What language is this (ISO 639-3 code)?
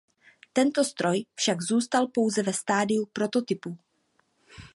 ces